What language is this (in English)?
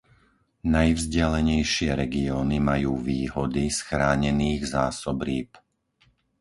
Slovak